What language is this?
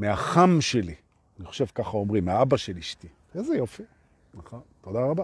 Hebrew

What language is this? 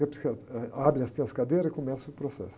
Portuguese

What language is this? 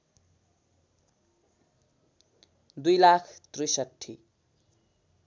Nepali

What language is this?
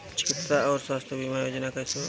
Bhojpuri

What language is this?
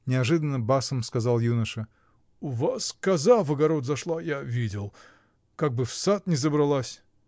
Russian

